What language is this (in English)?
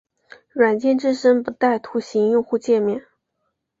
Chinese